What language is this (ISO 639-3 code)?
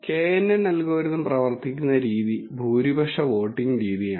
mal